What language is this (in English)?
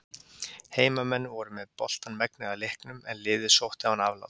Icelandic